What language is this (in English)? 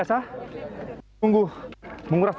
Indonesian